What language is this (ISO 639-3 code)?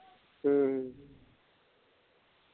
pan